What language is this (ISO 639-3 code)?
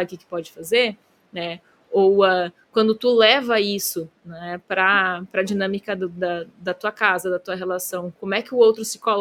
por